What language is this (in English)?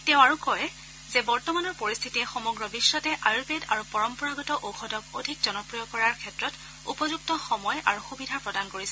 Assamese